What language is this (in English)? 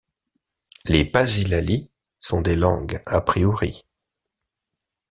French